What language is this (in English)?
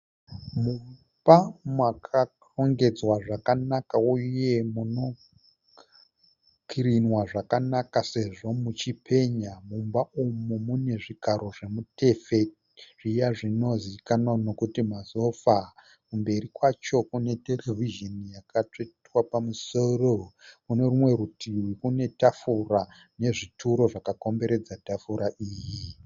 Shona